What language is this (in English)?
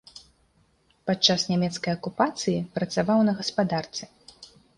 Belarusian